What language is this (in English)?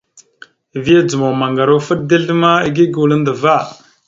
Mada (Cameroon)